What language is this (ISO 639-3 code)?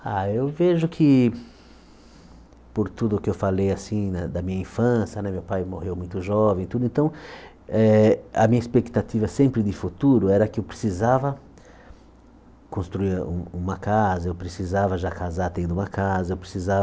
por